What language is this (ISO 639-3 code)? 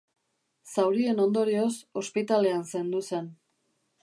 eus